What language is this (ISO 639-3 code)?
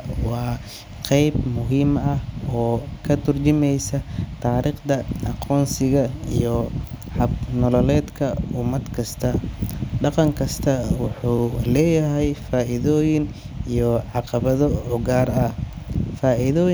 som